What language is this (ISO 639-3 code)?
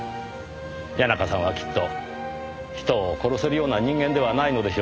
jpn